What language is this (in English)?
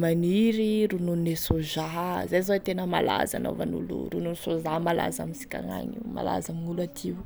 Tesaka Malagasy